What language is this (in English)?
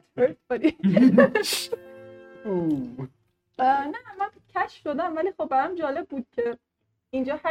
Persian